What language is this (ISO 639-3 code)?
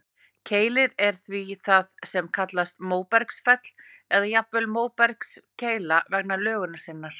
isl